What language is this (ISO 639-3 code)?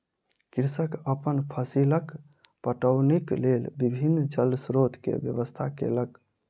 mai